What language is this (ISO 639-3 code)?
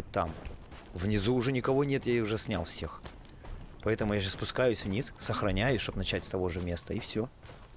rus